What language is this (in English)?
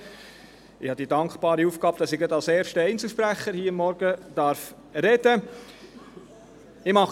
Swiss German